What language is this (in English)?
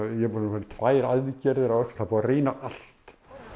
Icelandic